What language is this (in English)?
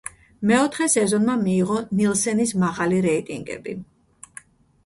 Georgian